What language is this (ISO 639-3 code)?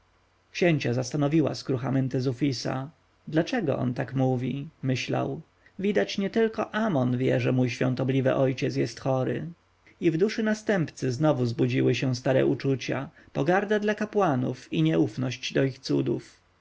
pol